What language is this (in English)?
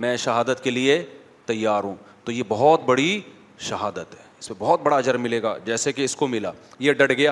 Urdu